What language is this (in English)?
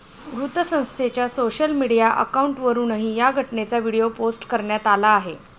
Marathi